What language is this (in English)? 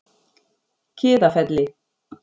Icelandic